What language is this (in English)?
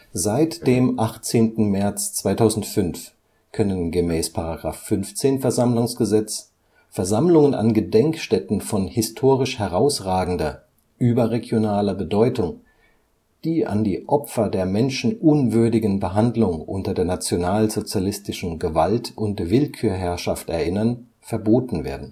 German